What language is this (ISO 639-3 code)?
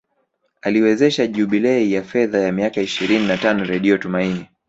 swa